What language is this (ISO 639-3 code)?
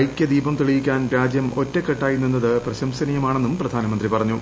mal